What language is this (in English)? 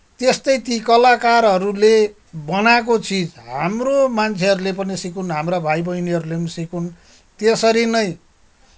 Nepali